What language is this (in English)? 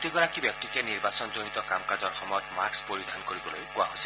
Assamese